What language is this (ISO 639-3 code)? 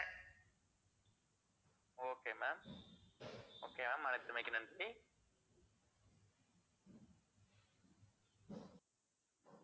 tam